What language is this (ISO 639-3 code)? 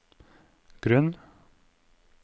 nor